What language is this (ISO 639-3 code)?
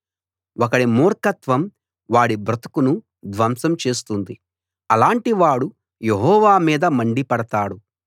tel